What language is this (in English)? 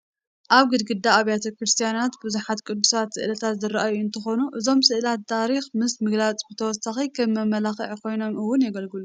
Tigrinya